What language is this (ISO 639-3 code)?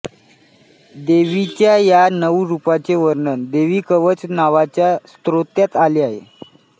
mar